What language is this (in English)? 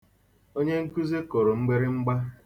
Igbo